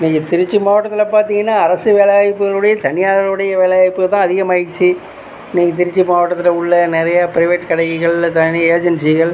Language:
Tamil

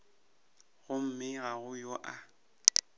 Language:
Northern Sotho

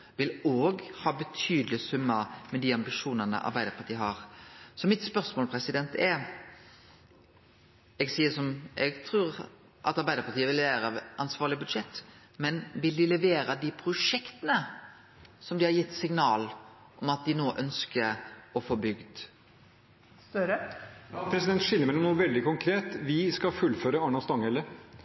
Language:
Norwegian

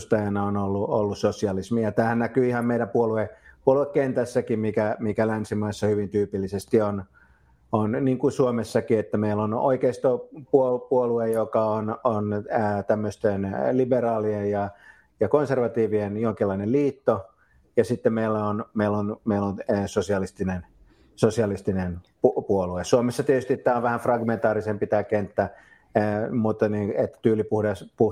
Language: Finnish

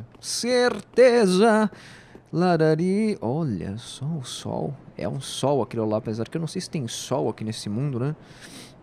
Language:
Portuguese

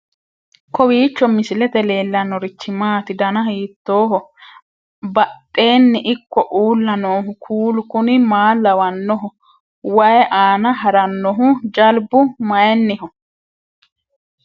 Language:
Sidamo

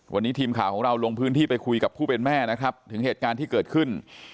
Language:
Thai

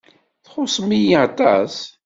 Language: Kabyle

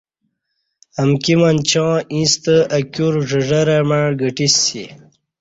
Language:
Kati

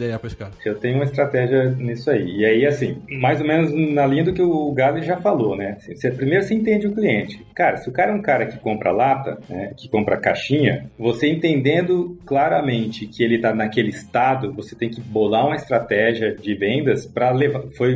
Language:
Portuguese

